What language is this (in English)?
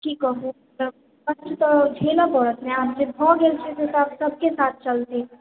Maithili